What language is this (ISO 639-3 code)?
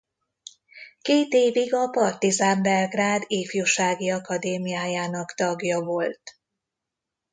hun